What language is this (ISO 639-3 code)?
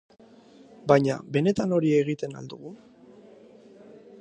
eus